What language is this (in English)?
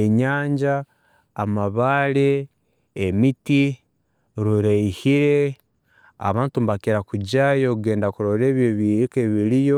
Tooro